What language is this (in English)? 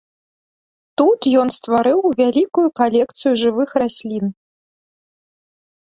Belarusian